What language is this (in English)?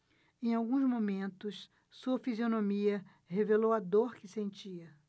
Portuguese